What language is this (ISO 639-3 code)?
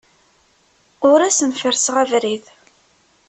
kab